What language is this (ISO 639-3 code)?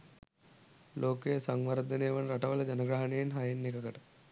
sin